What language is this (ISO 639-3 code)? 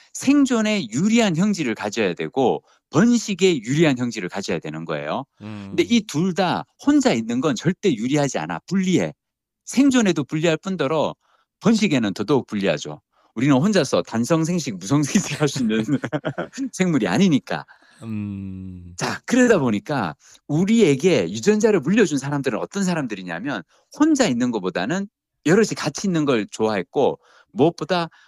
kor